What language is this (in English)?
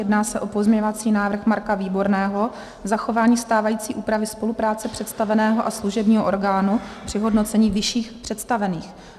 Czech